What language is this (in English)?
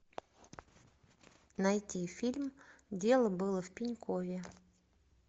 Russian